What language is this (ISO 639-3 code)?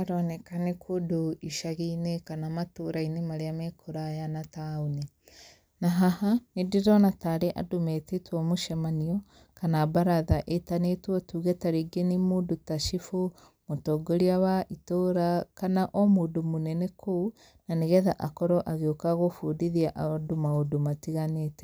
kik